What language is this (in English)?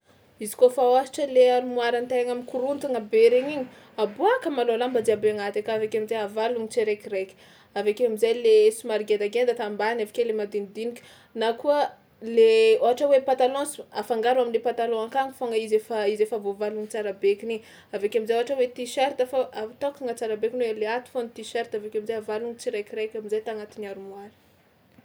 Tsimihety Malagasy